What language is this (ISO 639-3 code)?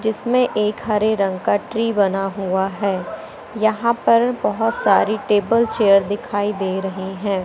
hin